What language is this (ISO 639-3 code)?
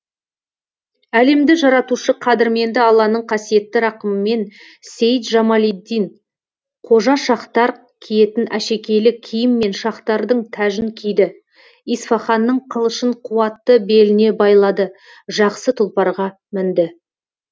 kaz